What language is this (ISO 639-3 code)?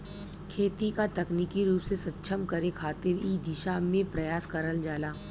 bho